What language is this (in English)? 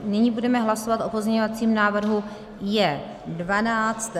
Czech